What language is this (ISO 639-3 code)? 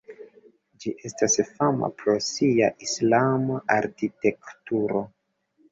epo